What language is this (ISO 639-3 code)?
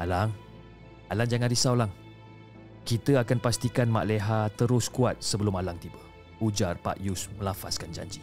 msa